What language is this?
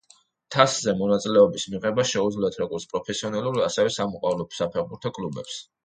Georgian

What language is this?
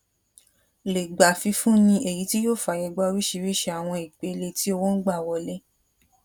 Yoruba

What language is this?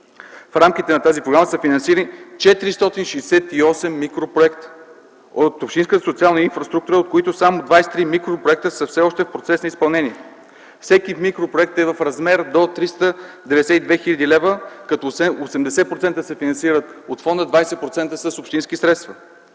Bulgarian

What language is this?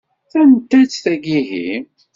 Kabyle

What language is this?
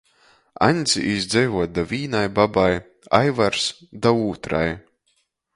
Latgalian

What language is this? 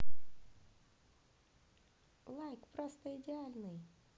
Russian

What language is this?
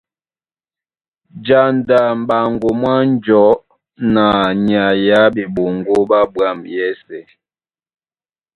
Duala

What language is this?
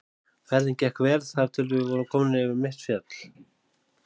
Icelandic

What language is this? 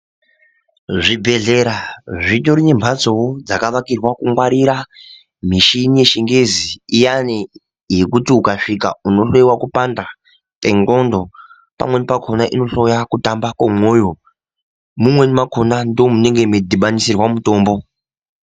Ndau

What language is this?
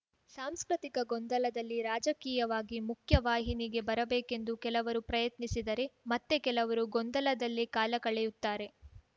Kannada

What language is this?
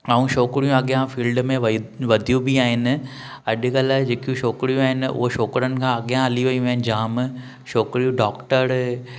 Sindhi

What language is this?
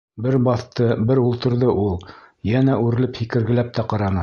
Bashkir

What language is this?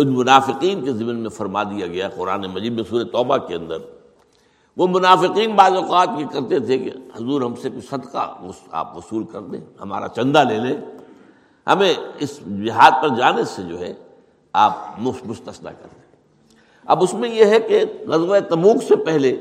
Urdu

